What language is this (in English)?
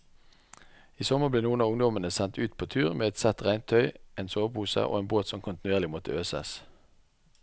Norwegian